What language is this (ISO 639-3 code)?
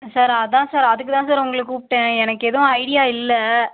tam